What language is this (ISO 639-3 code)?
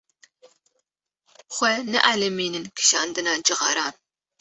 kur